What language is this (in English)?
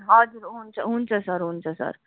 Nepali